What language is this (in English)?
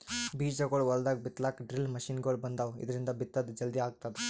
Kannada